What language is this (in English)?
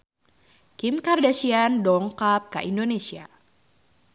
Sundanese